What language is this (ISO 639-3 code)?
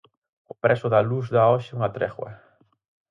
glg